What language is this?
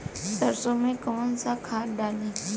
Bhojpuri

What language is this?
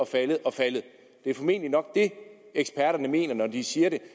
Danish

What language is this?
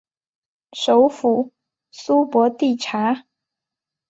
Chinese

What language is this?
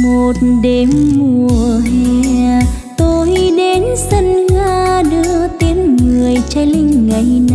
Vietnamese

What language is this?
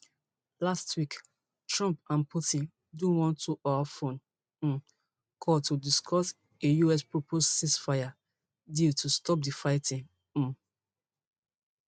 Nigerian Pidgin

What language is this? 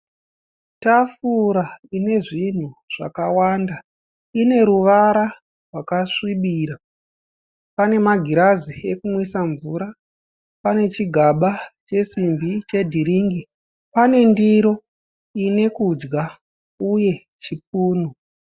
Shona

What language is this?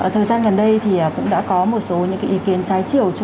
Vietnamese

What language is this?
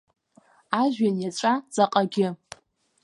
Abkhazian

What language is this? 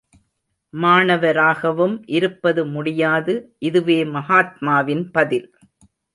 Tamil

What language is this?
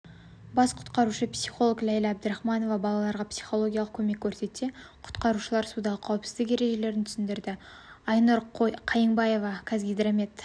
Kazakh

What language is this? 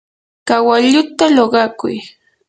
Yanahuanca Pasco Quechua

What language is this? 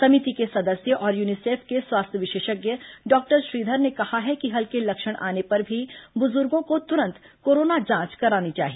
Hindi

